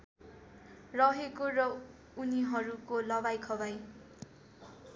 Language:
Nepali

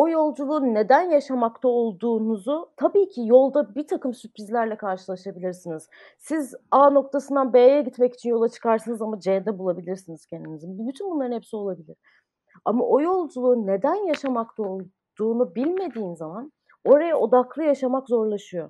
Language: Turkish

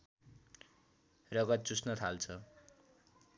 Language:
Nepali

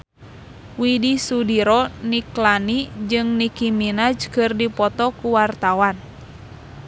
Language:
Sundanese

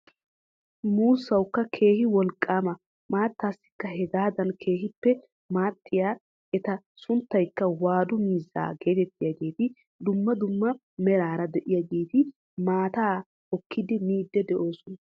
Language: Wolaytta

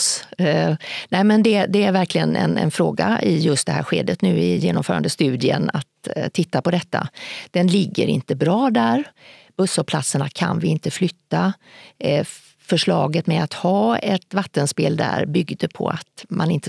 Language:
Swedish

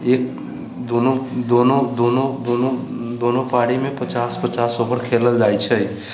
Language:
Maithili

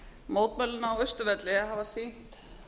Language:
Icelandic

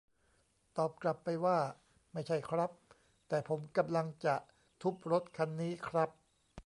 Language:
Thai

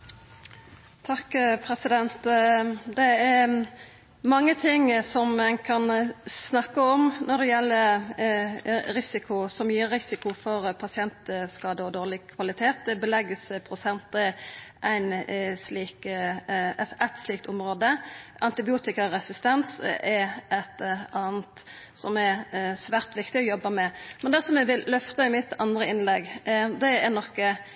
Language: Norwegian Nynorsk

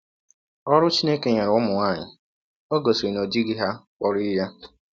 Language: Igbo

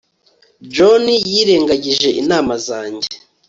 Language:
Kinyarwanda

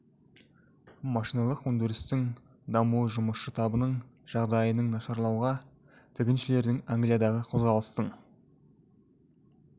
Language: Kazakh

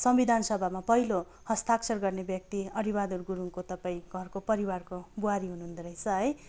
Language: Nepali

